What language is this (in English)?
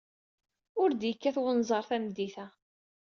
Kabyle